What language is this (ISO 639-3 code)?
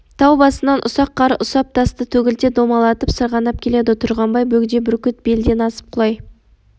kaz